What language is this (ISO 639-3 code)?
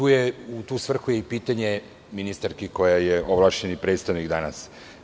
srp